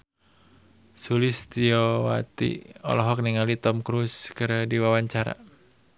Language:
Sundanese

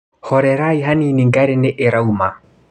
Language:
Kikuyu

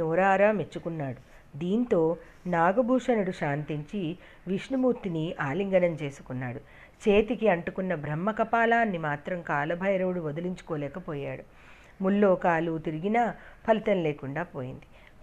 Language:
Telugu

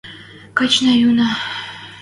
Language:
Western Mari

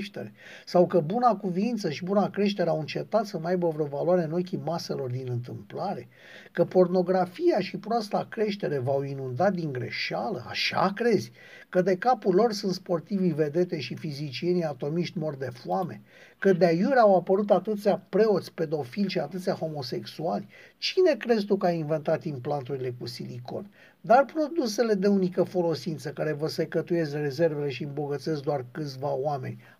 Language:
Romanian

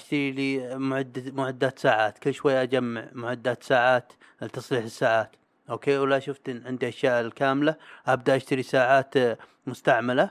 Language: Arabic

